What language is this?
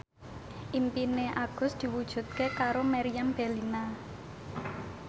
Javanese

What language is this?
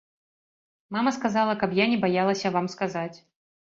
Belarusian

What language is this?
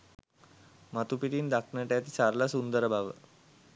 Sinhala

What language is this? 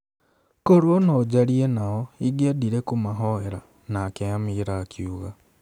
Kikuyu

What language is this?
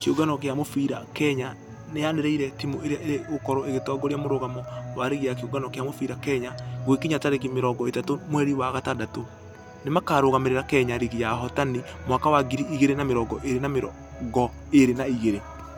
Kikuyu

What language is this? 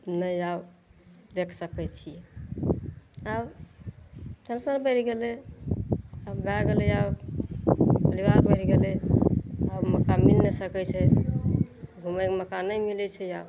Maithili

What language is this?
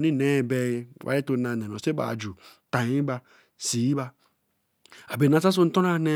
Eleme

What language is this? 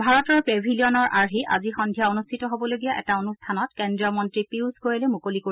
Assamese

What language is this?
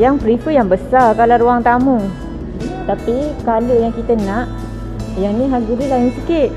Malay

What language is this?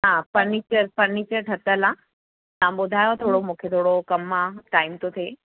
Sindhi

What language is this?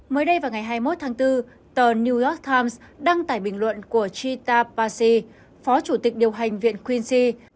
Vietnamese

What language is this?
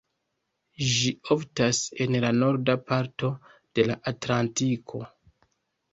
Esperanto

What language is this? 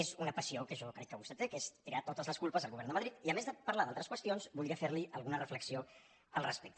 Catalan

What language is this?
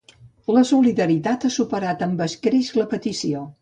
Catalan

